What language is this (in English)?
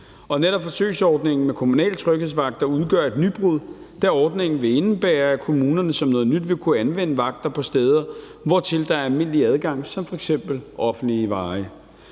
Danish